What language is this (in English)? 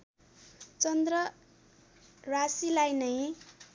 Nepali